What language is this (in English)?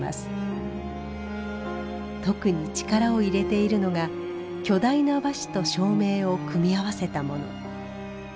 Japanese